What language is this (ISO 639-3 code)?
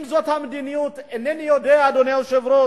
heb